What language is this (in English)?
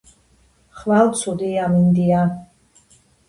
Georgian